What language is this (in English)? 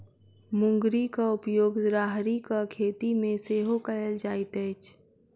Maithili